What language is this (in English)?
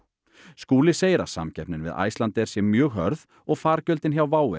Icelandic